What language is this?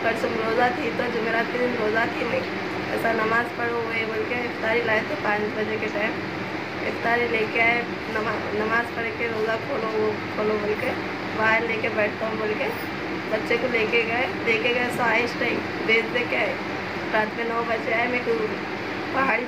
Hindi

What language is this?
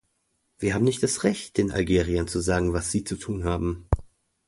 German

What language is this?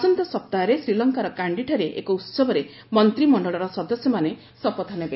Odia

